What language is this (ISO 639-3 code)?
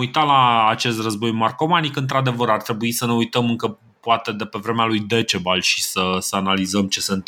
ron